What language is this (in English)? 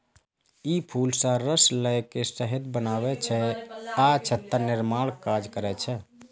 Maithili